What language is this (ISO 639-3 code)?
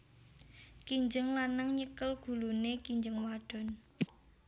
jav